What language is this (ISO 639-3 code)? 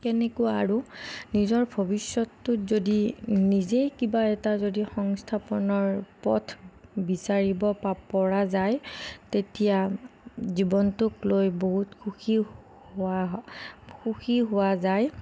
asm